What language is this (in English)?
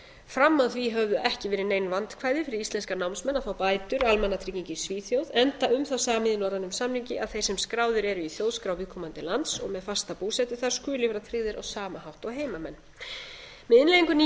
Icelandic